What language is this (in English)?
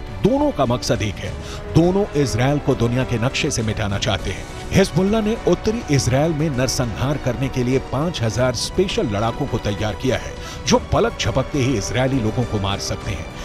Hindi